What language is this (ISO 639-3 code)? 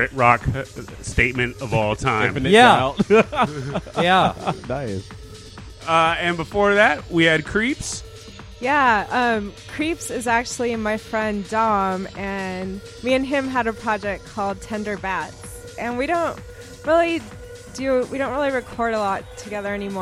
eng